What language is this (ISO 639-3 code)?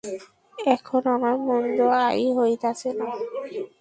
ben